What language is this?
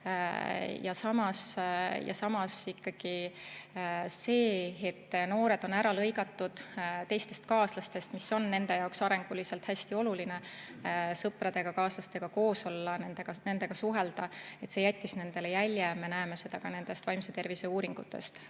Estonian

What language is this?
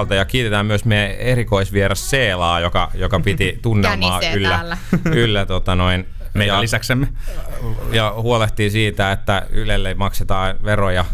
Finnish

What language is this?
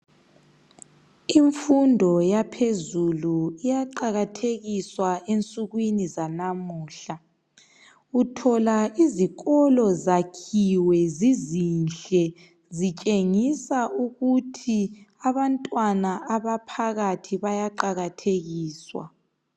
North Ndebele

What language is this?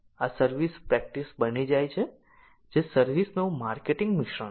Gujarati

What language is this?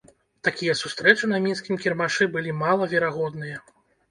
Belarusian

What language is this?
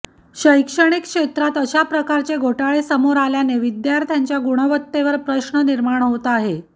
Marathi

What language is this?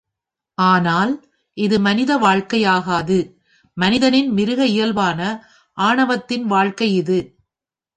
Tamil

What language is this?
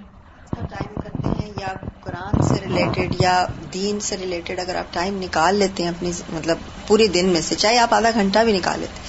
Urdu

